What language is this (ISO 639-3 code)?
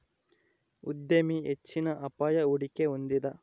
kan